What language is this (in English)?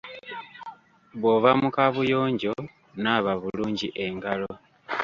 Ganda